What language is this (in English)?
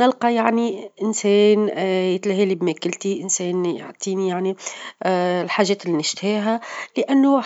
Tunisian Arabic